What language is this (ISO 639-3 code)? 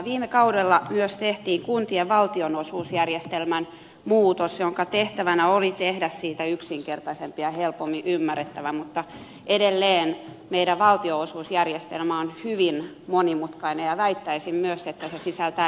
fin